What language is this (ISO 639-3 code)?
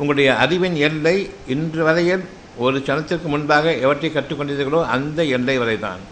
tam